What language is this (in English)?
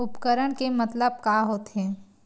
Chhattisgarhi